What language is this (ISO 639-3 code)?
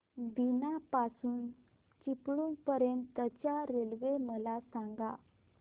mar